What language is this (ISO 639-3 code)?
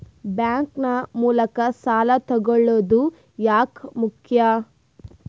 kan